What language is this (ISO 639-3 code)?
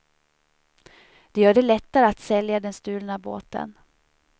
swe